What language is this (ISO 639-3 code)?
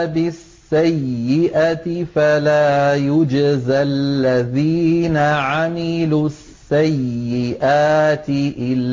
ara